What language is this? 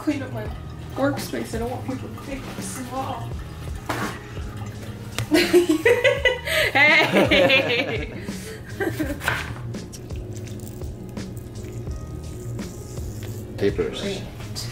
English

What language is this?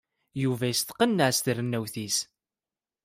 Kabyle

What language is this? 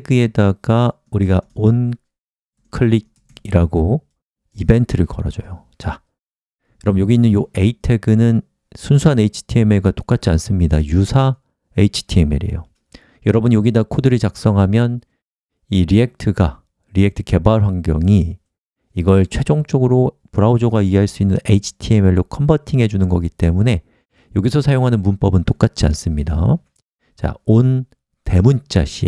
Korean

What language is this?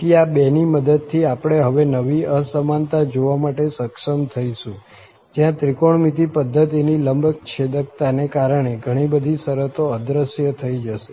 Gujarati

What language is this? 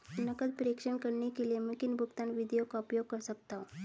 Hindi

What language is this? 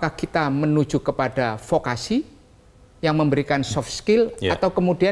Indonesian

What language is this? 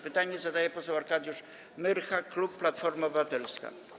Polish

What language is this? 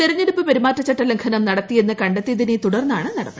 Malayalam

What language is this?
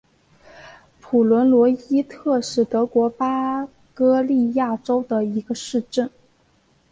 Chinese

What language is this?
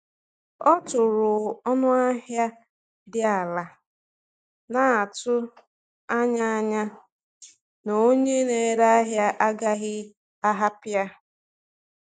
Igbo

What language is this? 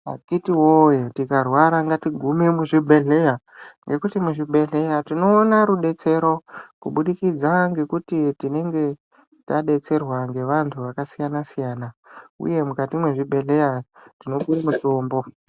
Ndau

